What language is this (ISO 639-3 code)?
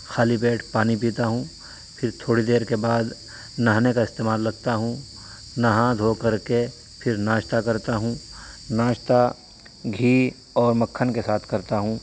urd